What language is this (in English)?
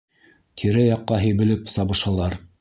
Bashkir